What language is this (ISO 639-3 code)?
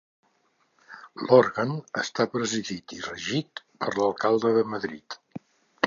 cat